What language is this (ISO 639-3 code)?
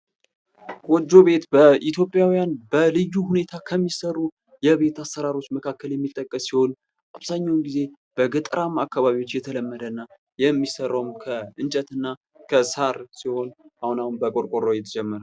amh